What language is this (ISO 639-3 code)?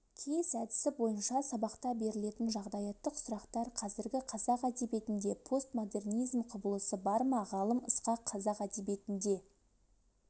kaz